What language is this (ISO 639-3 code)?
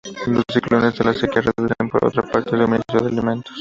spa